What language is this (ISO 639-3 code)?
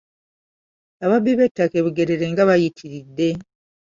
lug